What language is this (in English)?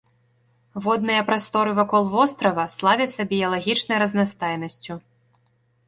Belarusian